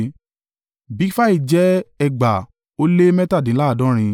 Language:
Yoruba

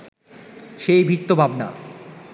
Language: Bangla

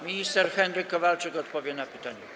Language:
Polish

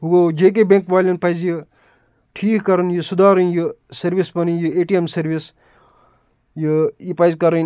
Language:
Kashmiri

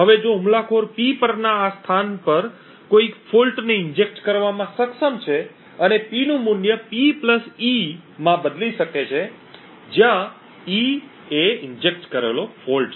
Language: Gujarati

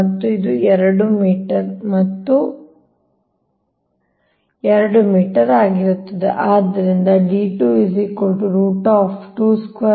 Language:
Kannada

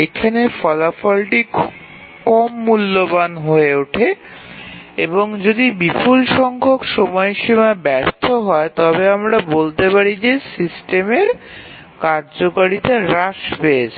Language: Bangla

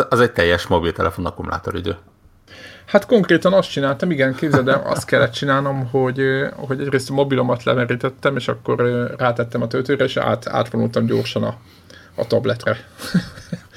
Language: Hungarian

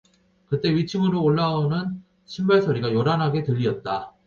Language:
Korean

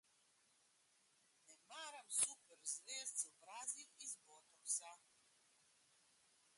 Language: Slovenian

